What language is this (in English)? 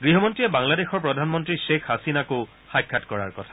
Assamese